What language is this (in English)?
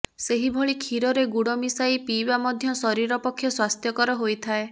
Odia